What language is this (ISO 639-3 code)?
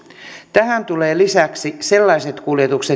fin